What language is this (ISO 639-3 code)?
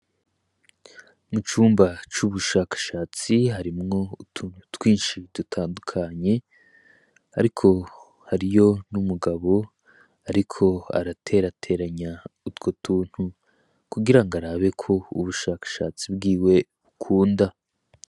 run